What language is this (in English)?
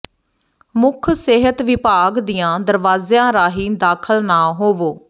Punjabi